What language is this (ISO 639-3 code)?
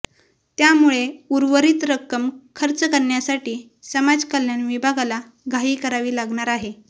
mar